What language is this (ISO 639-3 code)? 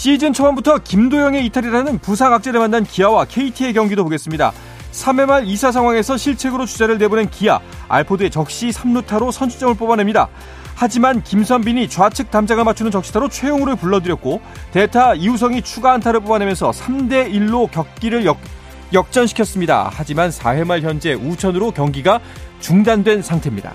kor